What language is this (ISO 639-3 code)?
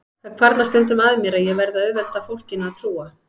isl